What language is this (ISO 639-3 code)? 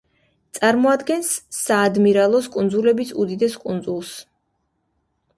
kat